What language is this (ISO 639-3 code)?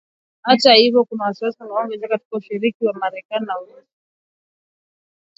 swa